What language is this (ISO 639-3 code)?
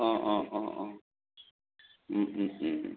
asm